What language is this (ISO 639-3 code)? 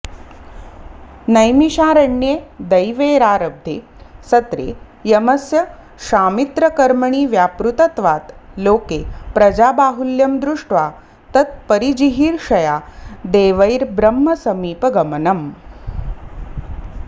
san